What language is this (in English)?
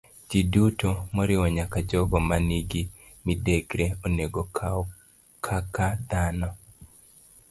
Luo (Kenya and Tanzania)